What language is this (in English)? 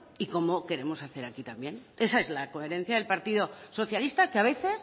Spanish